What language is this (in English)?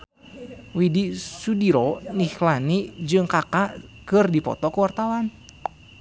Sundanese